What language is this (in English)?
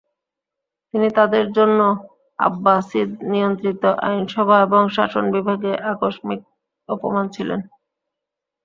Bangla